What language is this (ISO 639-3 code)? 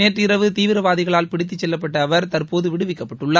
tam